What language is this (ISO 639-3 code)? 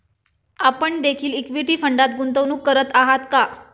mar